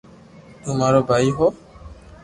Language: Loarki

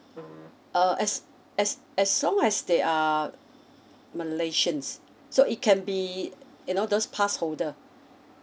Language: English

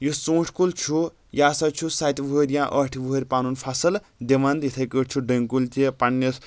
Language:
Kashmiri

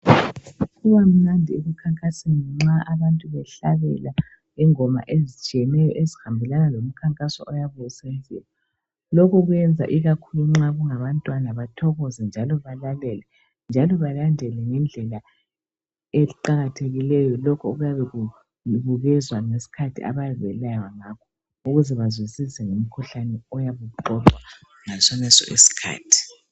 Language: North Ndebele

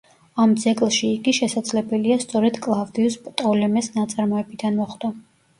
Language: Georgian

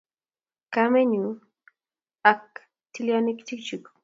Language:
Kalenjin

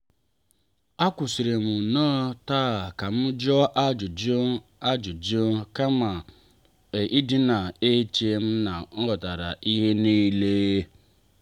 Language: Igbo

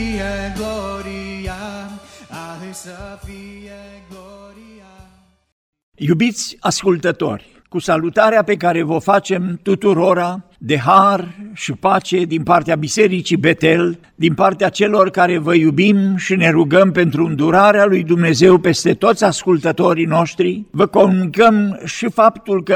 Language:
Romanian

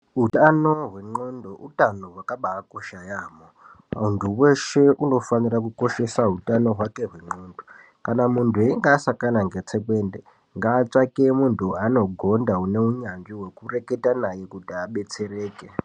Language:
Ndau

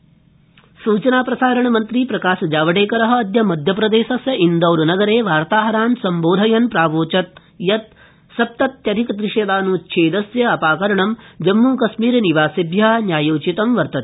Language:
Sanskrit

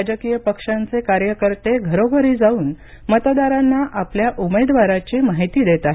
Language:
Marathi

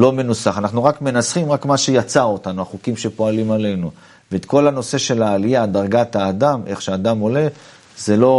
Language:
Hebrew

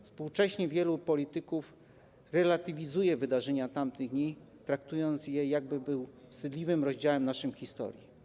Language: Polish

